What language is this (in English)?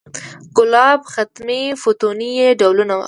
Pashto